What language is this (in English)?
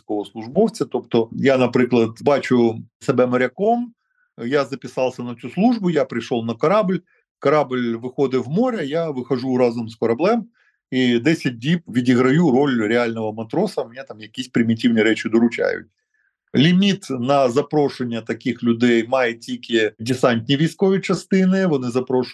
Ukrainian